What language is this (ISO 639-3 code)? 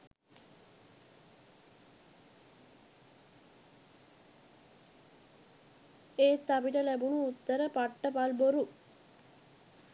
sin